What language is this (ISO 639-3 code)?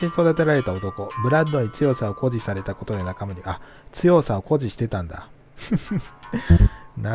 jpn